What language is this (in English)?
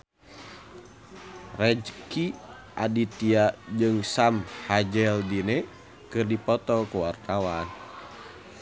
Sundanese